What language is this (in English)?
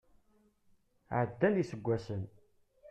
Kabyle